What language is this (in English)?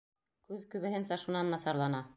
Bashkir